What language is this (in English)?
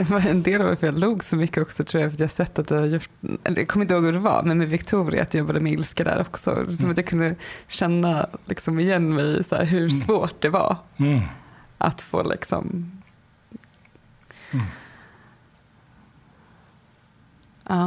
Swedish